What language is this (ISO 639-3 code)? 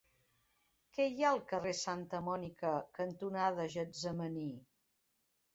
cat